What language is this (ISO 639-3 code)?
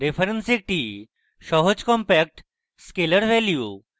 ben